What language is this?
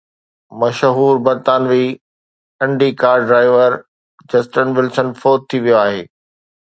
Sindhi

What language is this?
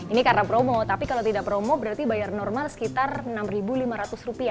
Indonesian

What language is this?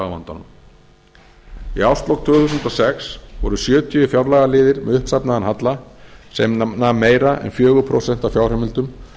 Icelandic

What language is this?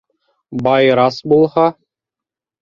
Bashkir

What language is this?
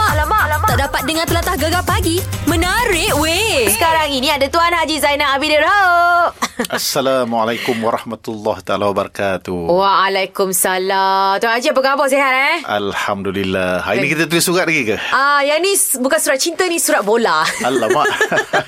Malay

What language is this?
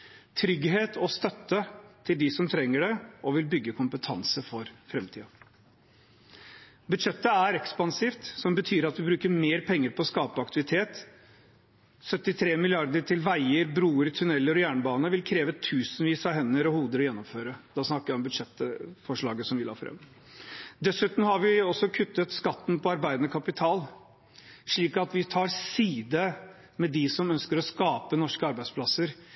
Norwegian Bokmål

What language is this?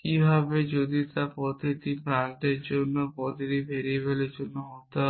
Bangla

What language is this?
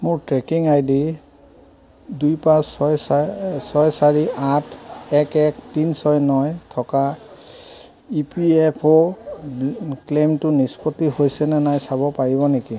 Assamese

